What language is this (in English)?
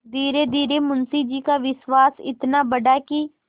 Hindi